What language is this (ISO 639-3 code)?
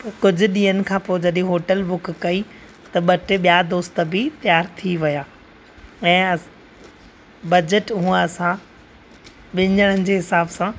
snd